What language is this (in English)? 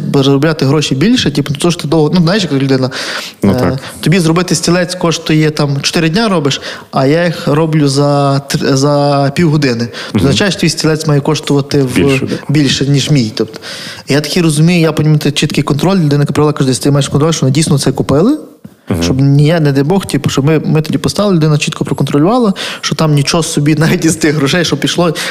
Ukrainian